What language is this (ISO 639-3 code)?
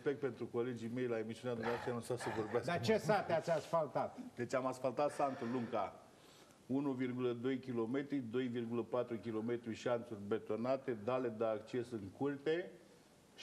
ron